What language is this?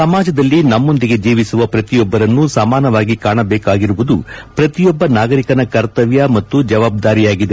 Kannada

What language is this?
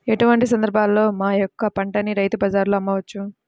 Telugu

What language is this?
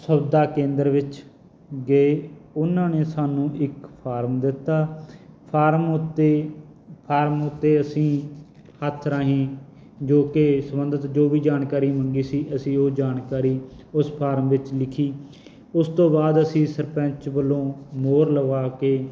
Punjabi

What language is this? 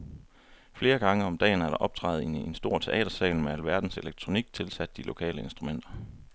Danish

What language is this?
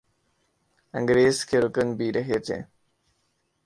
Urdu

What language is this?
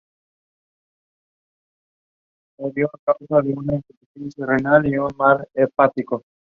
Spanish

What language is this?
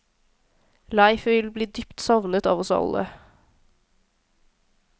Norwegian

